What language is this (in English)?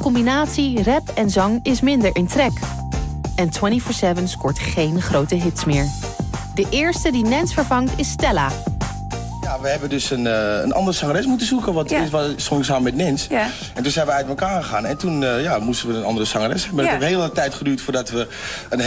Dutch